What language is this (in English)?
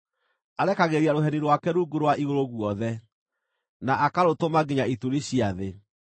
Kikuyu